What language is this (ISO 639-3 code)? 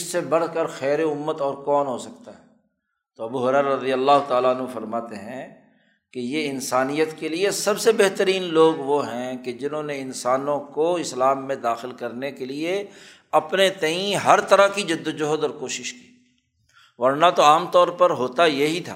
urd